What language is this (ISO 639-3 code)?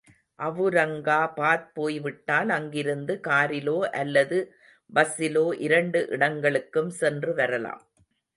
tam